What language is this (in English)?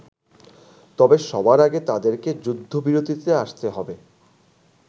Bangla